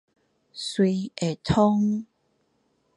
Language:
Min Nan Chinese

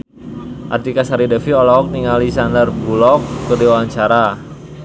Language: Sundanese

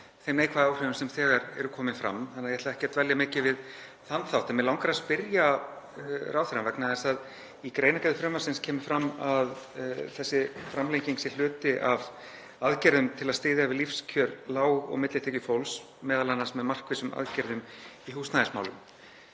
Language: Icelandic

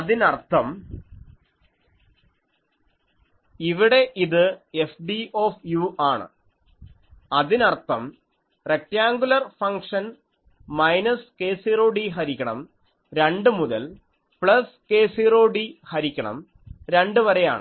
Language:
Malayalam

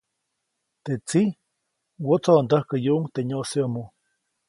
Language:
Copainalá Zoque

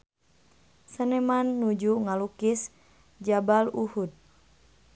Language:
Sundanese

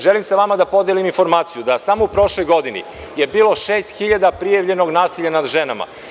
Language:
Serbian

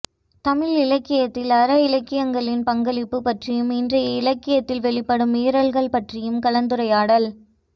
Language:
Tamil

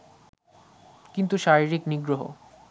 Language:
Bangla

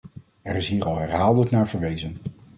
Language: Dutch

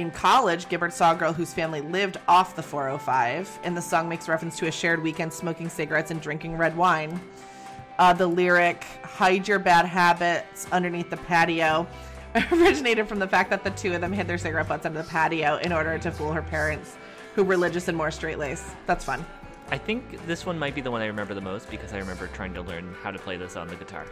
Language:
English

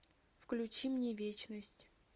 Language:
Russian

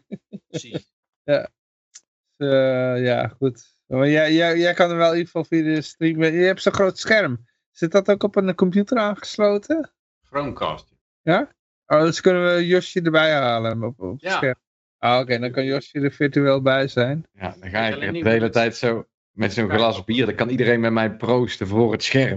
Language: Dutch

